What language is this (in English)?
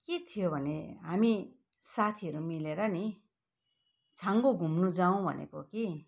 Nepali